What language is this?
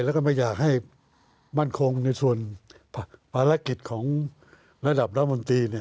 Thai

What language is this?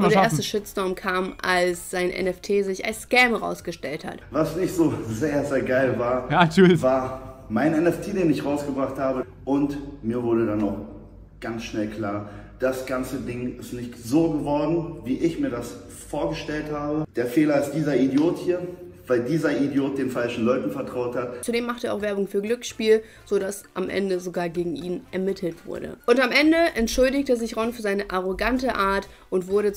German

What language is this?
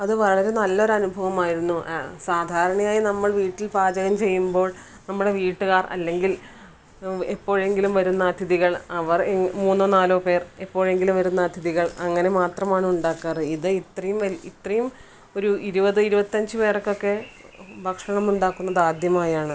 Malayalam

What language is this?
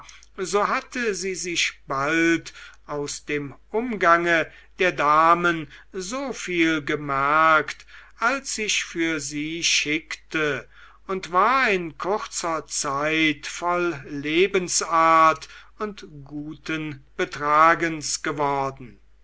German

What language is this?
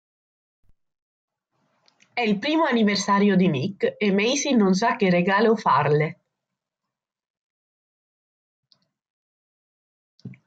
Italian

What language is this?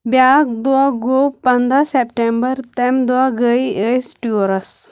Kashmiri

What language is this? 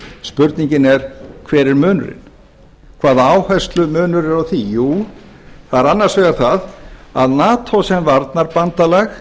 Icelandic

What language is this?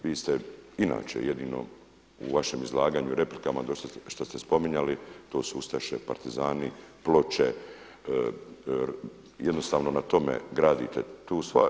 Croatian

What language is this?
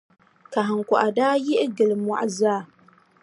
Dagbani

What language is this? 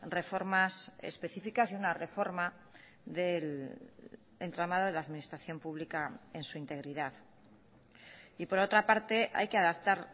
Spanish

